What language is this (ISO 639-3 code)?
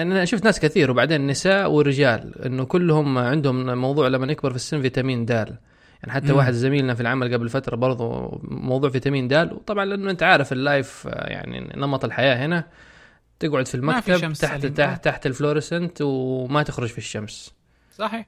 ara